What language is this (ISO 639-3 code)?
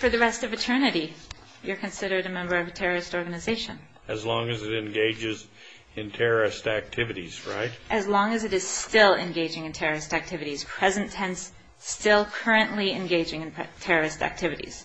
eng